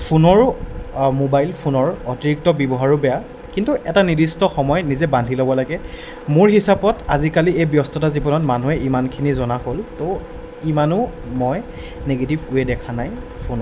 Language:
Assamese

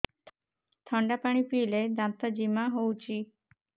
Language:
Odia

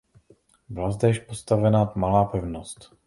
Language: Czech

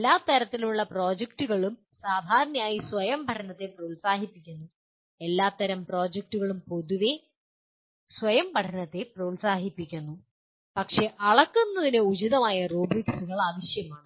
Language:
Malayalam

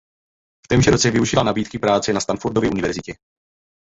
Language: Czech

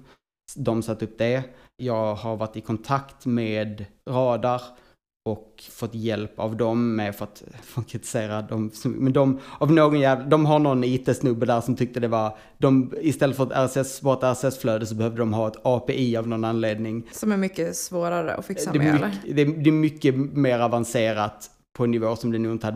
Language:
Swedish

